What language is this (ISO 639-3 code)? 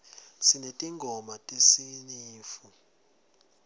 ssw